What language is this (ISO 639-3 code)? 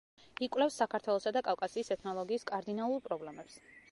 kat